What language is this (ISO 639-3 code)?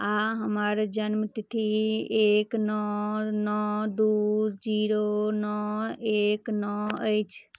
mai